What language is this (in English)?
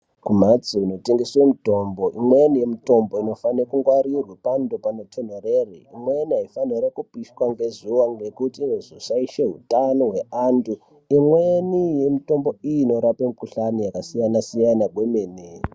Ndau